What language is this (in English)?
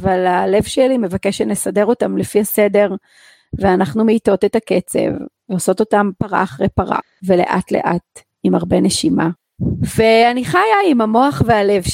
Hebrew